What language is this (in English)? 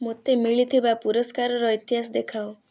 Odia